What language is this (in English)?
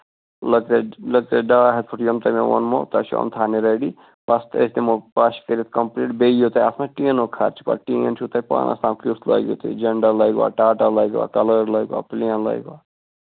Kashmiri